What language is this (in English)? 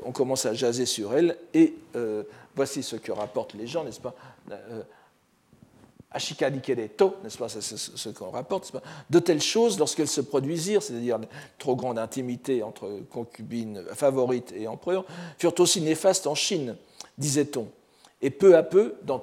French